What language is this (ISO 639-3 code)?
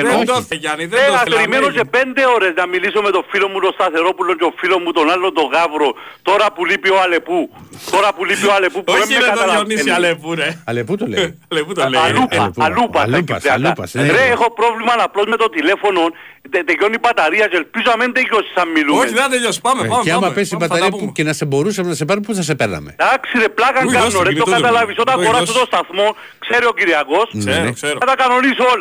ell